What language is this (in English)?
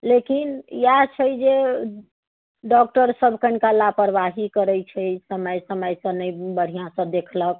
Maithili